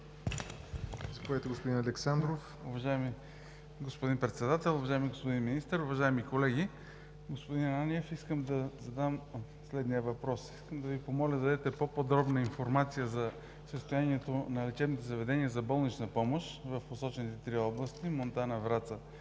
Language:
Bulgarian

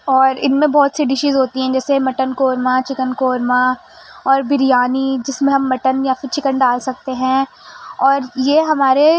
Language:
Urdu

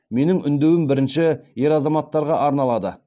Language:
Kazakh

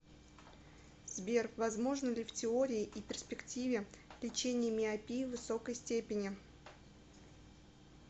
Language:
Russian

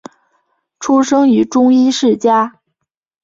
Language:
Chinese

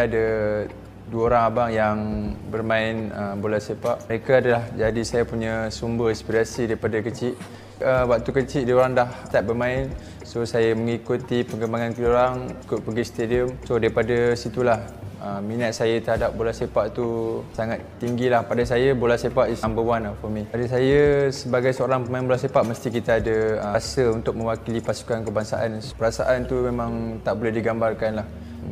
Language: Malay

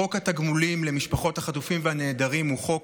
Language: Hebrew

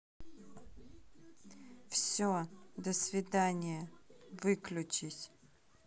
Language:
Russian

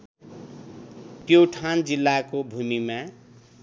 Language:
Nepali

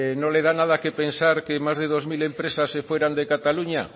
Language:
Spanish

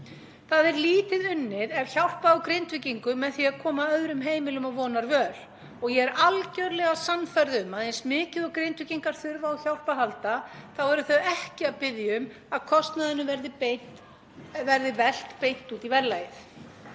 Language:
Icelandic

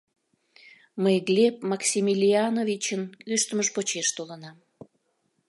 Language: Mari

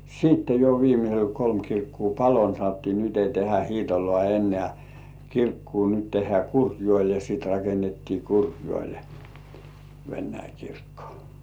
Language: Finnish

